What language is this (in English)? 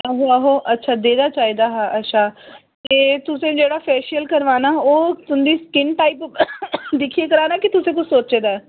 Dogri